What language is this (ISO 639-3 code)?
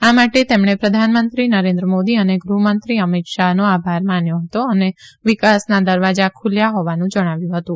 guj